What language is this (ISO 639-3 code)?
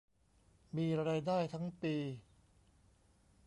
tha